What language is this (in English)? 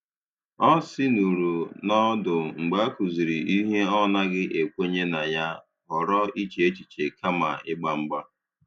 Igbo